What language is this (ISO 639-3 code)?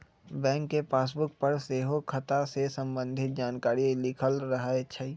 mag